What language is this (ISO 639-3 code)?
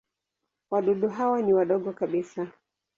swa